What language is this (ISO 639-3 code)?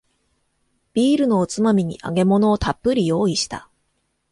jpn